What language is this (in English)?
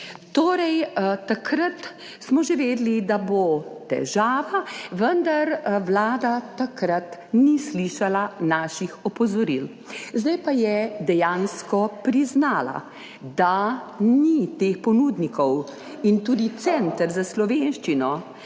Slovenian